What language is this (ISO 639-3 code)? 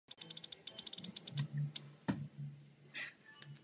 ces